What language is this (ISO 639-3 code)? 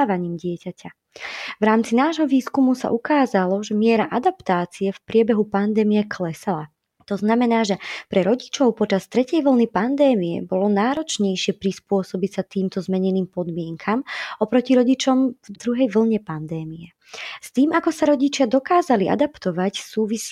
slk